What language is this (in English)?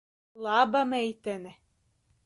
Latvian